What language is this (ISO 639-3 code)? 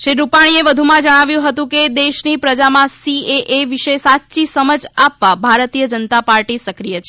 guj